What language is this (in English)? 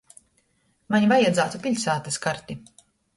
Latgalian